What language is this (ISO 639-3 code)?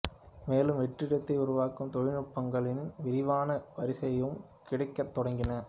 tam